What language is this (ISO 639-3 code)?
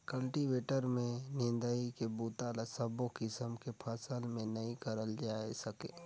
hne